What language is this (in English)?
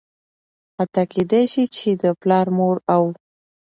Pashto